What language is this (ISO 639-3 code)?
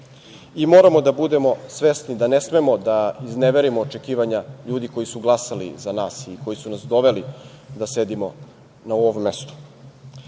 srp